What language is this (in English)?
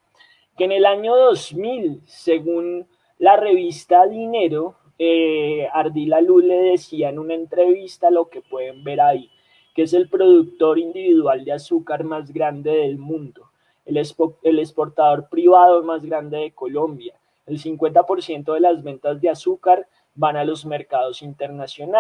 Spanish